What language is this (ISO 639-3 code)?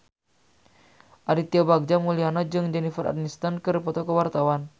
sun